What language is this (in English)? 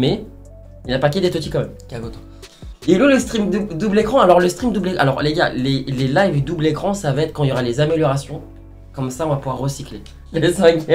French